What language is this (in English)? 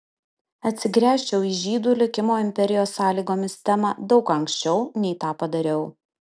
Lithuanian